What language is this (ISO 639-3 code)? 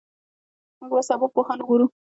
pus